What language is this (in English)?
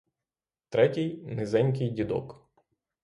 Ukrainian